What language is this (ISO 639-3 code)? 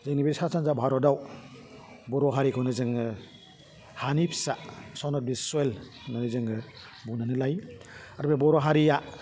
brx